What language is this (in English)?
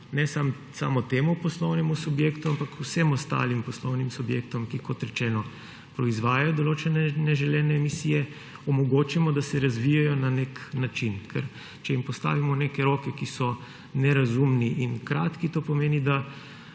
Slovenian